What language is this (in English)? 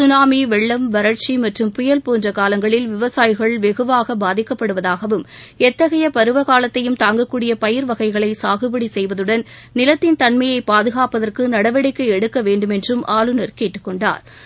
Tamil